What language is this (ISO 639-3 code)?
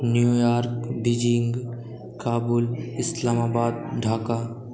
mai